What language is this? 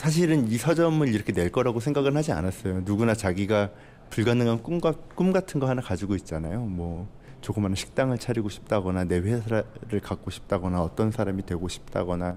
Korean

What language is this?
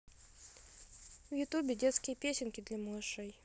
Russian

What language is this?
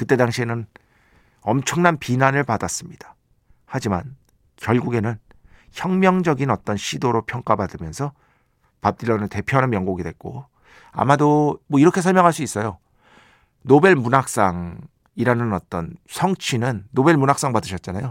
Korean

